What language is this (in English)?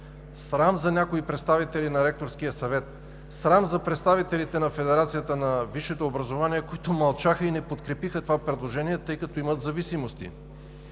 Bulgarian